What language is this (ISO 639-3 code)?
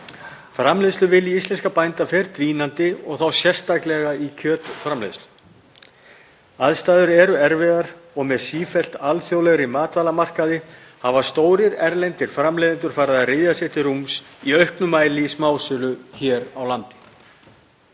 isl